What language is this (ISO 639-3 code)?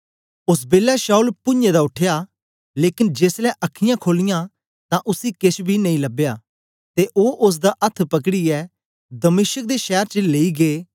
doi